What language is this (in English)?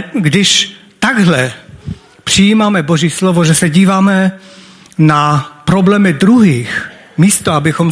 Czech